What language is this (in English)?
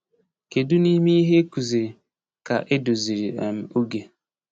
Igbo